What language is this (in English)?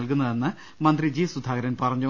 Malayalam